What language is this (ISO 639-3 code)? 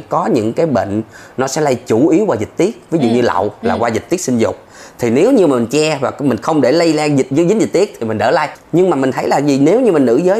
vie